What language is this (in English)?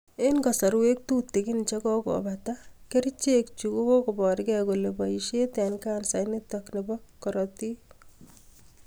Kalenjin